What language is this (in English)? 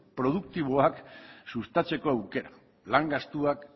Basque